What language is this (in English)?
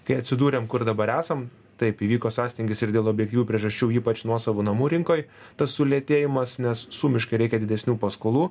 Lithuanian